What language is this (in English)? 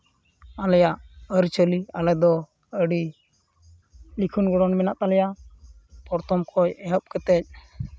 Santali